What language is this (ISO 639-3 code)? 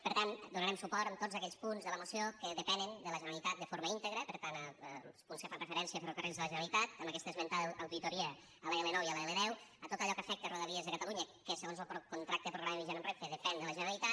cat